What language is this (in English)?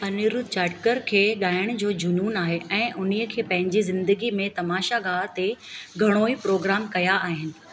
Sindhi